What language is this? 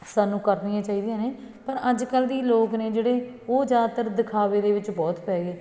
Punjabi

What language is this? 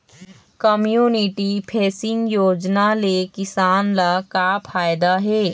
Chhattisgarhi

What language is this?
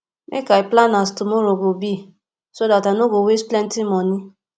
Nigerian Pidgin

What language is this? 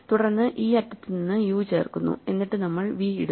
Malayalam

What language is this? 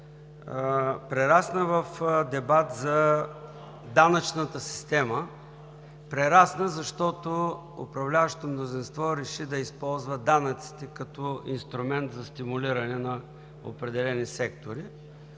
Bulgarian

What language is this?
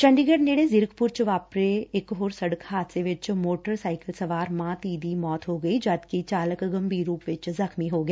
Punjabi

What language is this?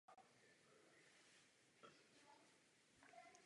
Czech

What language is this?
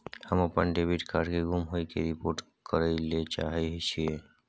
Maithili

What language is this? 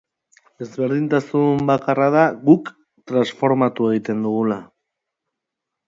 Basque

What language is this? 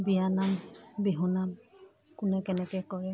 Assamese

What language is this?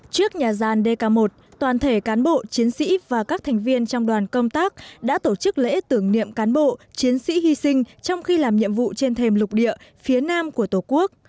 Vietnamese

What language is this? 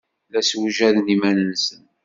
Kabyle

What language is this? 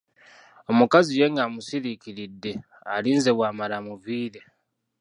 Ganda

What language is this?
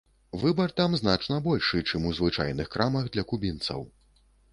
Belarusian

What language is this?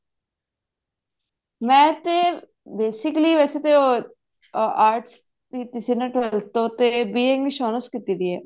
Punjabi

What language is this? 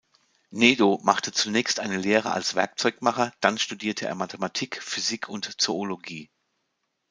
German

